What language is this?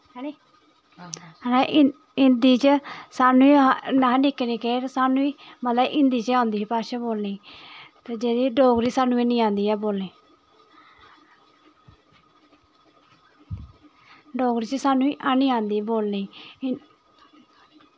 Dogri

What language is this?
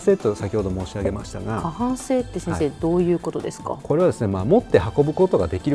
Japanese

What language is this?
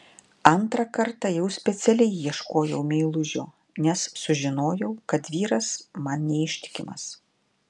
Lithuanian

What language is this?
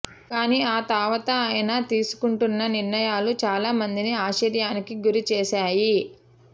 Telugu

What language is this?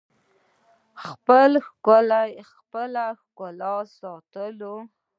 Pashto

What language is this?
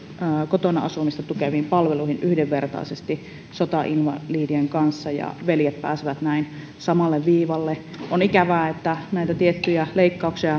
Finnish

